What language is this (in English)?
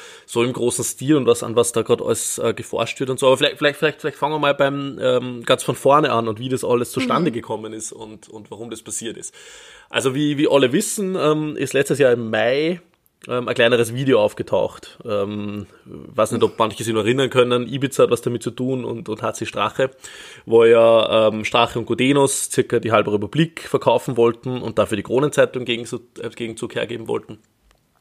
German